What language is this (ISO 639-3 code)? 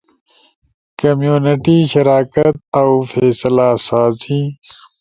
ush